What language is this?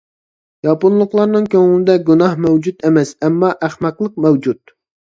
Uyghur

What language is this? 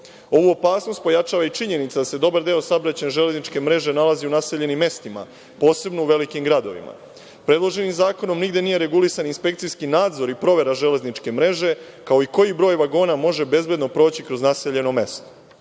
Serbian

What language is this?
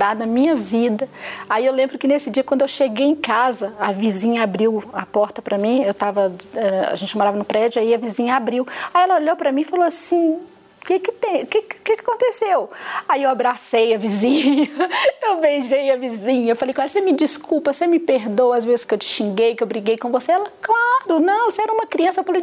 Portuguese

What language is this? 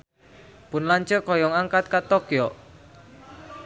Sundanese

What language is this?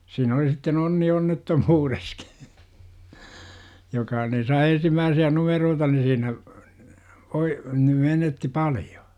Finnish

